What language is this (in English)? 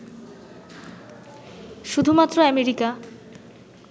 Bangla